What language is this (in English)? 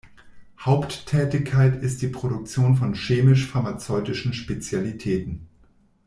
German